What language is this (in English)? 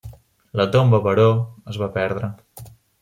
Catalan